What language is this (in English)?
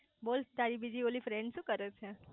Gujarati